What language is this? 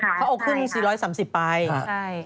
Thai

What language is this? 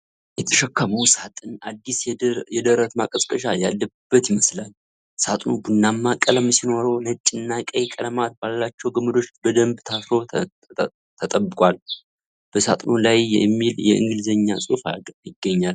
Amharic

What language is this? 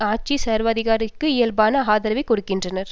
Tamil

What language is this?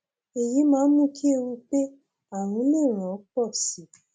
Yoruba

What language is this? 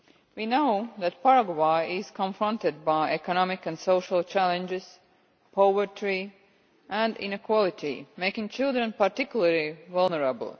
English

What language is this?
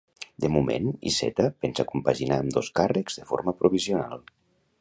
Catalan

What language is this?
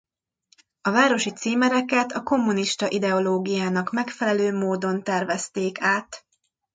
Hungarian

